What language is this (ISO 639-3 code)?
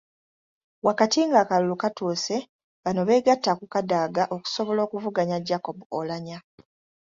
lug